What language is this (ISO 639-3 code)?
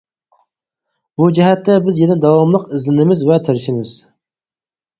uig